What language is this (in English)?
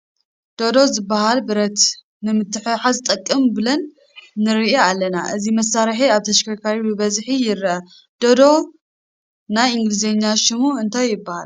Tigrinya